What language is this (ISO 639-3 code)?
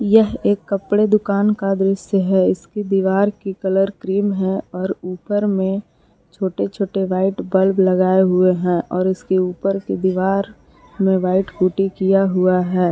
hin